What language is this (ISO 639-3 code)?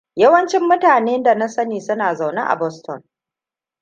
hau